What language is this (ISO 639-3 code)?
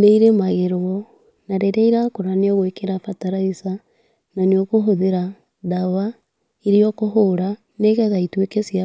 kik